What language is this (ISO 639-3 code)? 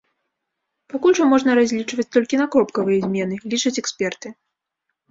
bel